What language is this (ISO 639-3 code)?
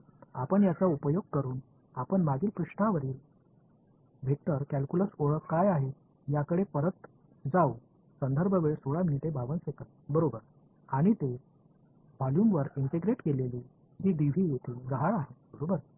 mar